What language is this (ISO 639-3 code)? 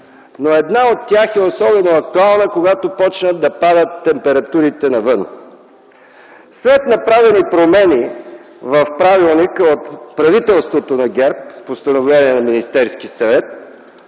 bul